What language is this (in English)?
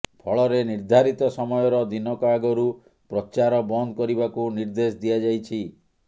Odia